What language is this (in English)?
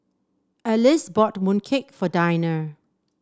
English